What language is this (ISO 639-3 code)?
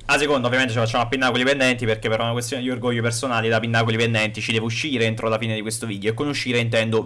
ita